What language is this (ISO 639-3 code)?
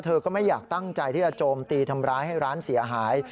tha